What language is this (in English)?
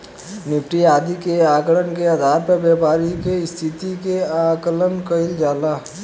Bhojpuri